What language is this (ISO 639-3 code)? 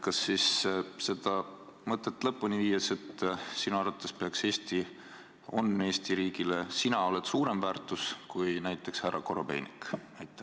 est